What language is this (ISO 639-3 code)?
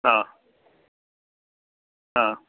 mal